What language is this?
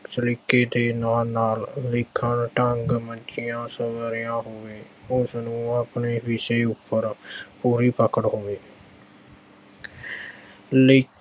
Punjabi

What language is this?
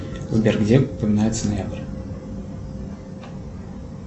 Russian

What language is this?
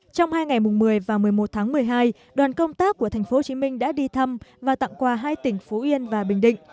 Vietnamese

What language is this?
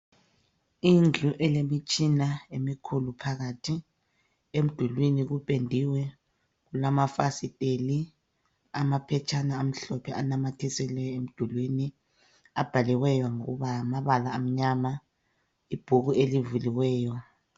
North Ndebele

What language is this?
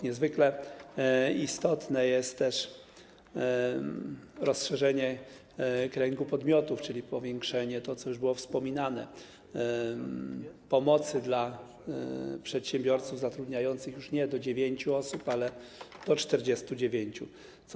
Polish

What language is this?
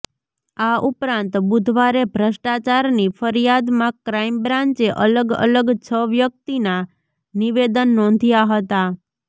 Gujarati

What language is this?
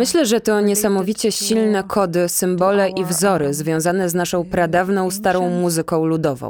Polish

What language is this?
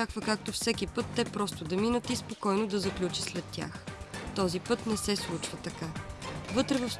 Bulgarian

